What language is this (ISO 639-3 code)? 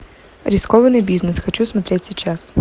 rus